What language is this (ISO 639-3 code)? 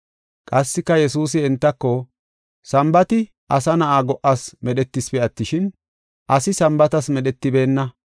gof